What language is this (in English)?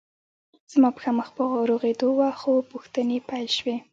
Pashto